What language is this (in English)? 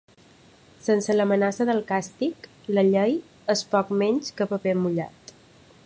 Catalan